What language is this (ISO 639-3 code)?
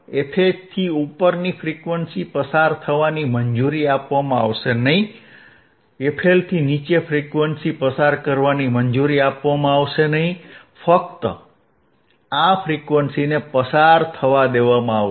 guj